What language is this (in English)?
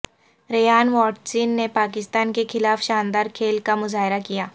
Urdu